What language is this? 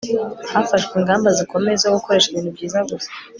Kinyarwanda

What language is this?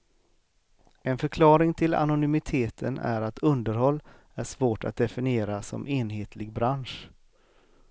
Swedish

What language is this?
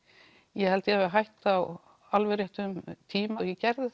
Icelandic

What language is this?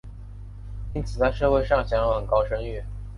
Chinese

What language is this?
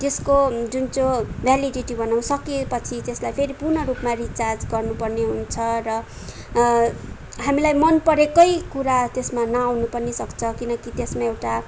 Nepali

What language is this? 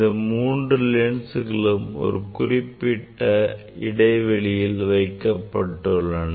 Tamil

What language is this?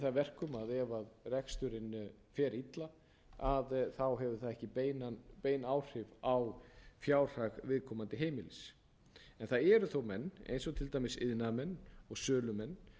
Icelandic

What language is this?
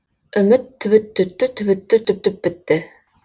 Kazakh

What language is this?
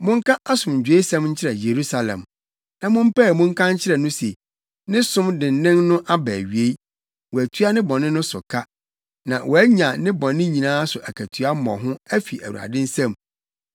Akan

